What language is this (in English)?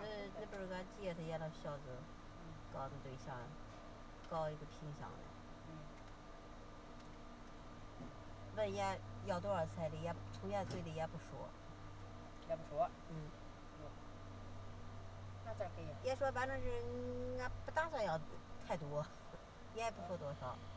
Chinese